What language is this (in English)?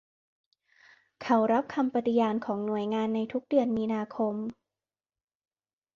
Thai